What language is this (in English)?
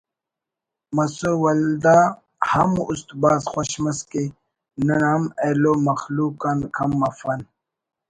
Brahui